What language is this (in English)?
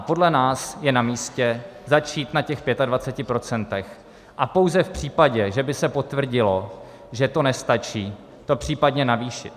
Czech